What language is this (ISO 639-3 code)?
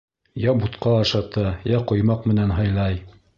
bak